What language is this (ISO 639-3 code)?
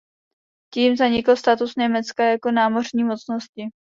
ces